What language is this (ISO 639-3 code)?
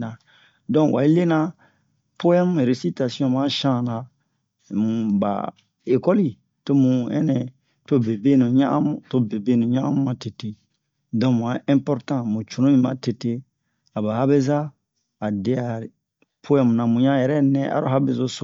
bmq